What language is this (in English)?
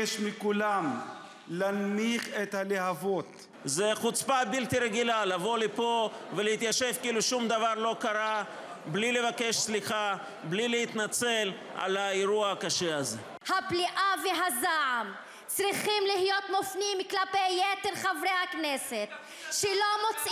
Hebrew